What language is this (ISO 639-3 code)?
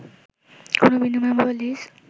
ben